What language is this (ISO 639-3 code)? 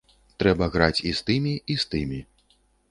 bel